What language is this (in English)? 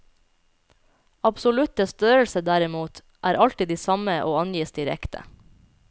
Norwegian